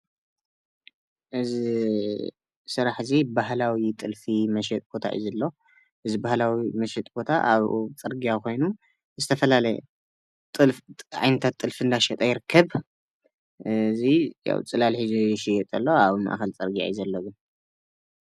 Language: Tigrinya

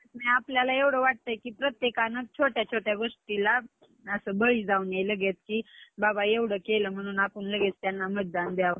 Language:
Marathi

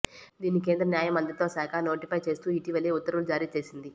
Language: Telugu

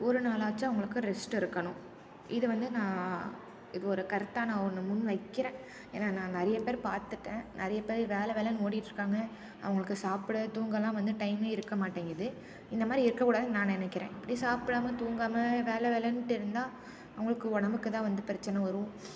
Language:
Tamil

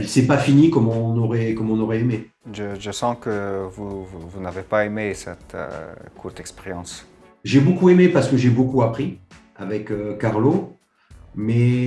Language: French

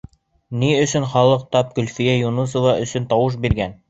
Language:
Bashkir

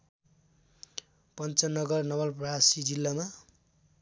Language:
Nepali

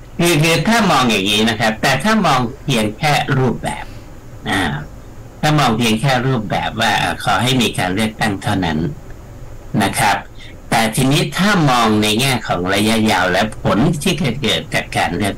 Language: Thai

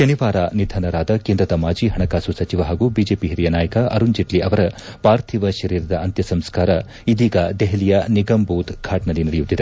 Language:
Kannada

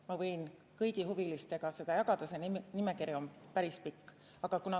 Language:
Estonian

